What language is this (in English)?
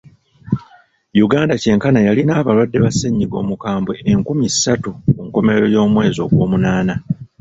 Ganda